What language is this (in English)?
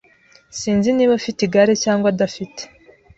Kinyarwanda